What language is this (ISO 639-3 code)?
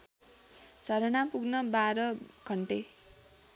nep